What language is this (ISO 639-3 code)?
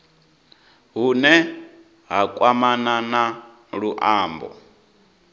ven